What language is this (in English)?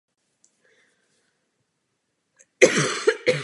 Czech